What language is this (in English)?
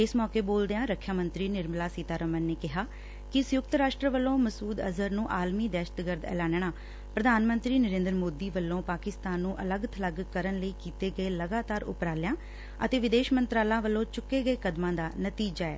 Punjabi